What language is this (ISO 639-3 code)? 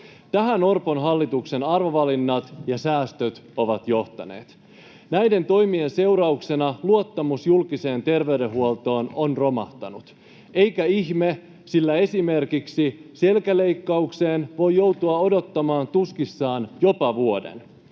fin